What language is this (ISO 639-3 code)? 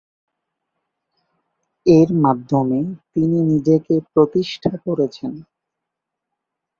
ben